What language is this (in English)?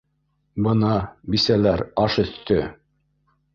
Bashkir